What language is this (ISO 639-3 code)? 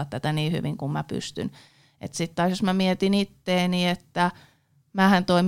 fin